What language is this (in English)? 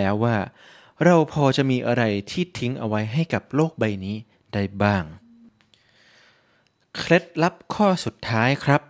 Thai